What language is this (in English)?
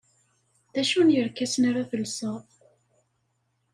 Kabyle